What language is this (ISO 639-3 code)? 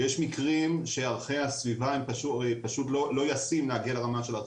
heb